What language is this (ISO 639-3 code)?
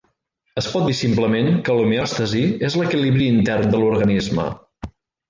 cat